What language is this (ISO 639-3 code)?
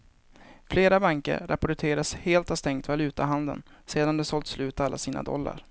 swe